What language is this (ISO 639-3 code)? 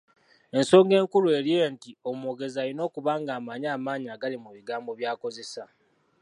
lug